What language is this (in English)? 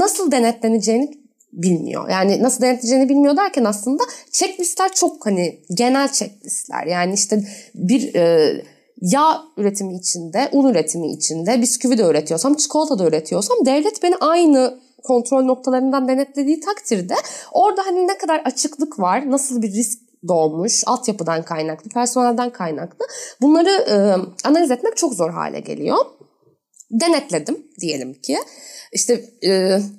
Turkish